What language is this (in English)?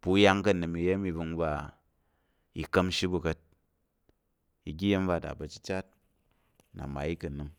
Tarok